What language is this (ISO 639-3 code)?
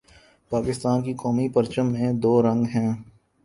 urd